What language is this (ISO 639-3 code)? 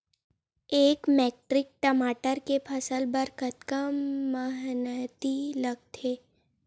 hne